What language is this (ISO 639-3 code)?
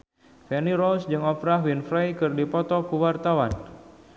sun